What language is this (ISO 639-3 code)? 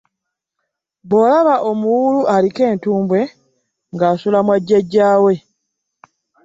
lug